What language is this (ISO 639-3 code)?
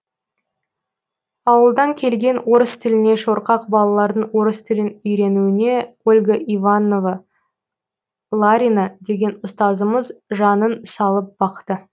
kaz